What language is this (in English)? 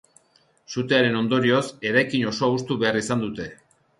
Basque